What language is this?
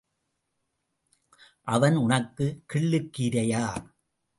Tamil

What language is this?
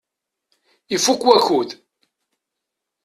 Kabyle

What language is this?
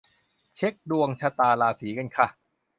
Thai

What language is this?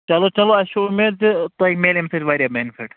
Kashmiri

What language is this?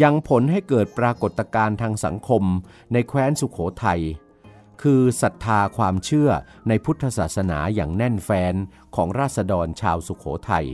Thai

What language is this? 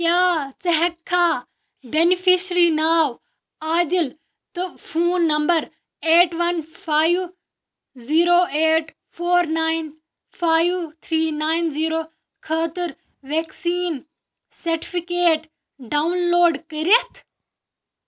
Kashmiri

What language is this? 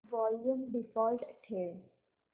Marathi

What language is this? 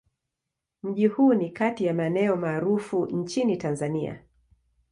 Swahili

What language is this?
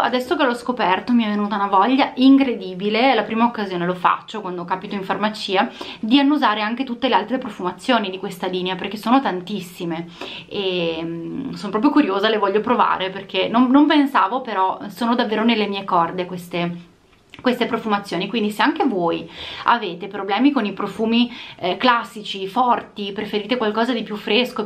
Italian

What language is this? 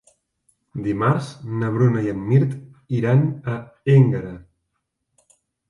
Catalan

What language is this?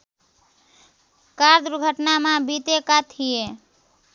Nepali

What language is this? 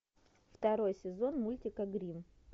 Russian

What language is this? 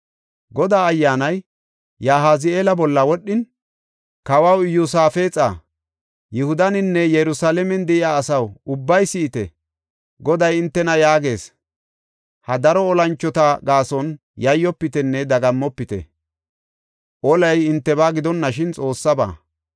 Gofa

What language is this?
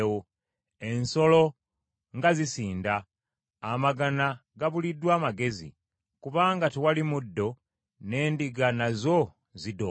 Ganda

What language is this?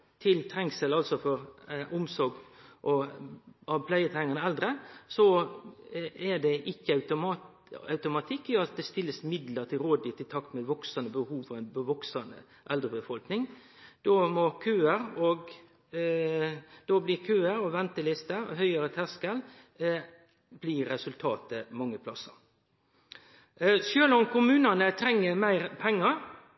Norwegian Nynorsk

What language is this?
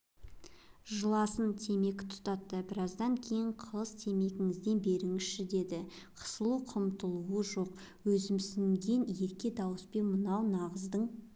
Kazakh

